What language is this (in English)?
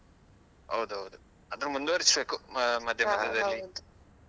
Kannada